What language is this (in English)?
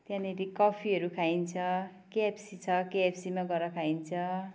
Nepali